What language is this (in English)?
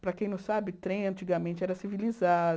Portuguese